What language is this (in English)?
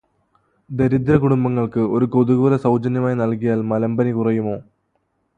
Malayalam